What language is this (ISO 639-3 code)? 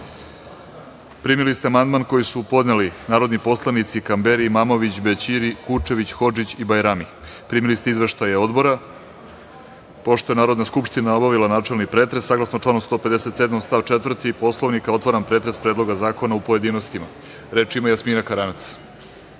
srp